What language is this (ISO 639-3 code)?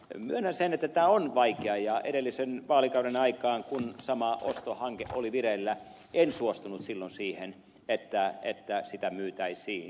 fin